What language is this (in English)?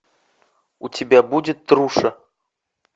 Russian